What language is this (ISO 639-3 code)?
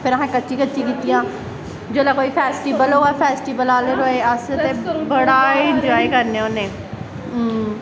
doi